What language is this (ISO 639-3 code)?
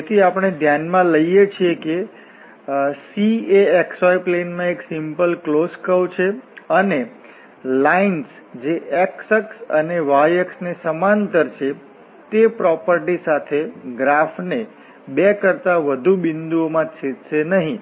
guj